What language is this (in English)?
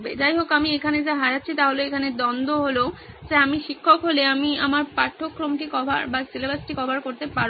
Bangla